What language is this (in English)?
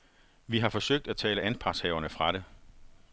Danish